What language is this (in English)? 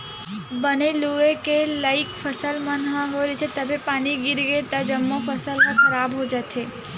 Chhattisgarhi